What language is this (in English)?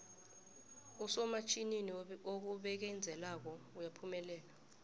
South Ndebele